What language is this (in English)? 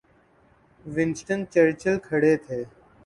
Urdu